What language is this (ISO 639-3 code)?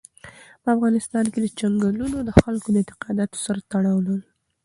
pus